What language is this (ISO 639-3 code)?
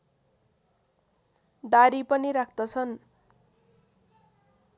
nep